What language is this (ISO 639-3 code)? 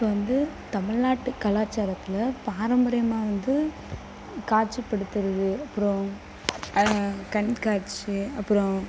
tam